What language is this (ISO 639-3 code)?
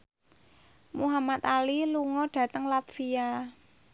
jav